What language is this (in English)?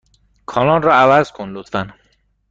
Persian